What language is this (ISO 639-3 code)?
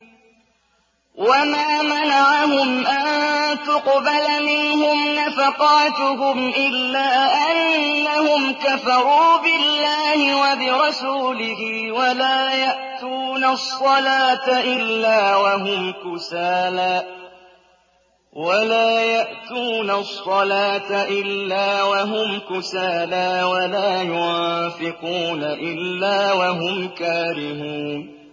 ara